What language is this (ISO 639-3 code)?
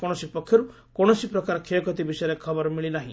ori